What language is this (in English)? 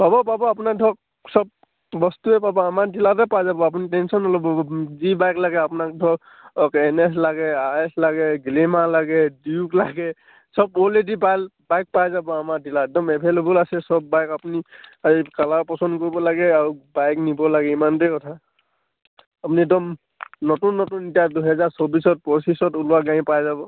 Assamese